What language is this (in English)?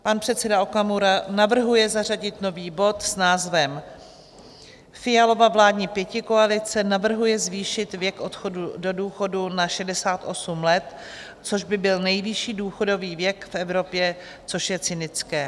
Czech